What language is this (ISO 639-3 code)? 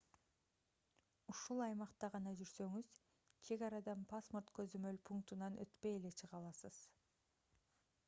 kir